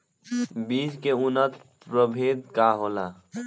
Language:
Bhojpuri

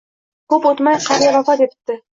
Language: Uzbek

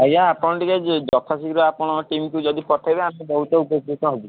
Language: Odia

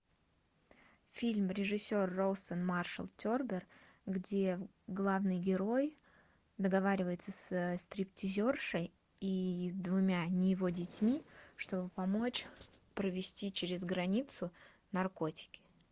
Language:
Russian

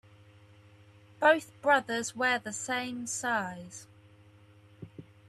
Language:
English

